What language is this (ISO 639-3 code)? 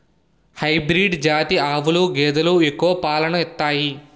tel